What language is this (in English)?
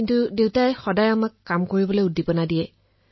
Assamese